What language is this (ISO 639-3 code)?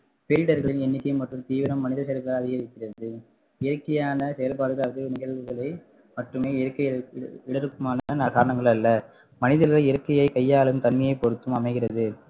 tam